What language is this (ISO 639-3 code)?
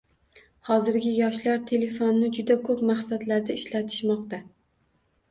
uzb